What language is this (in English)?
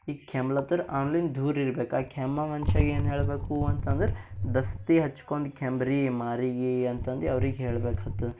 Kannada